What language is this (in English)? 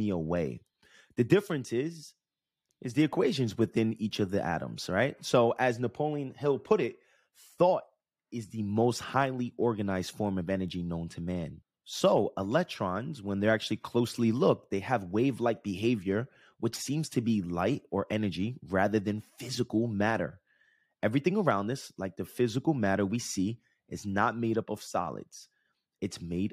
English